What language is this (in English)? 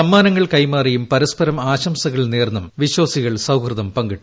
Malayalam